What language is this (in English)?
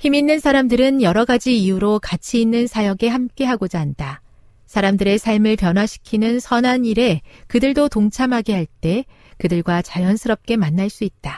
Korean